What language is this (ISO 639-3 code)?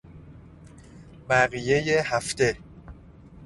fas